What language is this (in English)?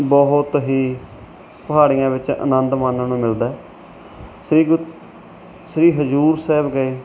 Punjabi